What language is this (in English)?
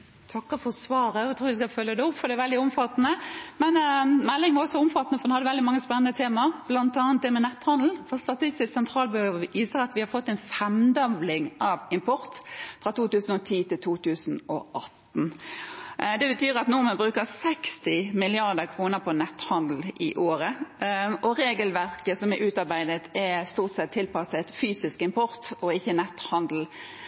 Norwegian